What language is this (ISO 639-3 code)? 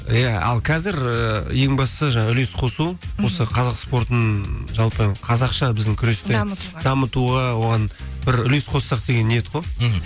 kaz